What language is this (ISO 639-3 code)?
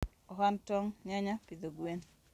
luo